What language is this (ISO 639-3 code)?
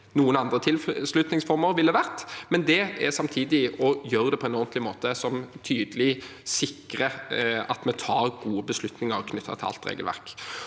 nor